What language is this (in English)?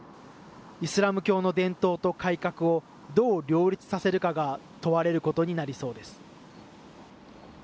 Japanese